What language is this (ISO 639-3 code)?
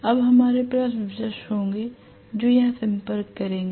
hin